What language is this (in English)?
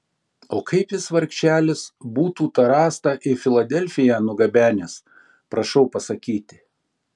Lithuanian